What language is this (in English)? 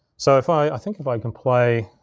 English